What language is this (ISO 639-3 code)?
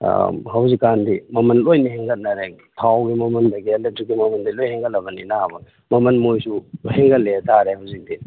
mni